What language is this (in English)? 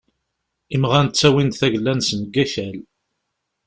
Kabyle